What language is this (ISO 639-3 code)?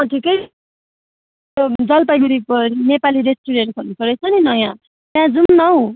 nep